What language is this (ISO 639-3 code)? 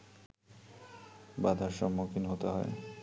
ben